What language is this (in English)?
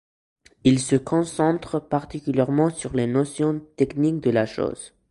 French